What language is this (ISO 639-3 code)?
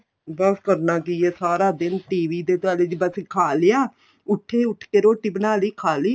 pan